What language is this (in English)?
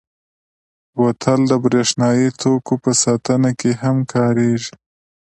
Pashto